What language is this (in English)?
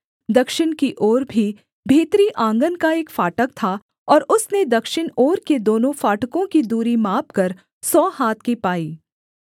Hindi